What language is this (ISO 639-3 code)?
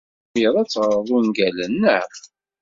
kab